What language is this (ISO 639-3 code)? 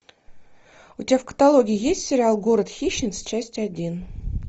rus